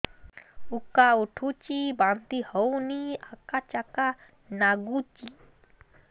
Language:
Odia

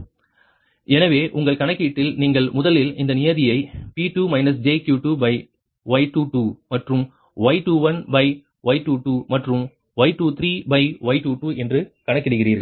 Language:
Tamil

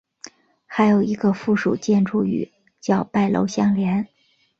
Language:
Chinese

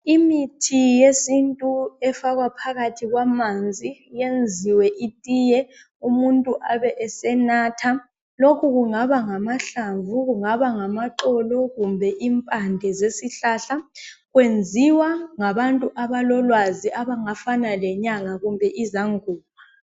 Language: North Ndebele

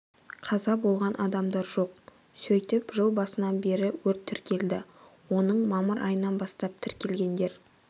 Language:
Kazakh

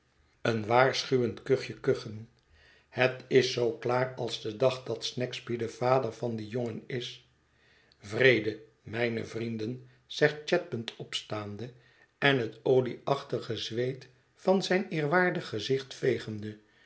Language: Dutch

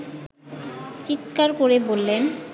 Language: Bangla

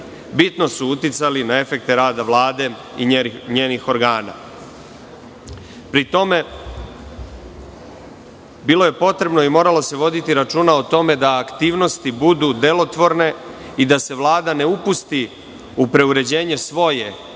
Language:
Serbian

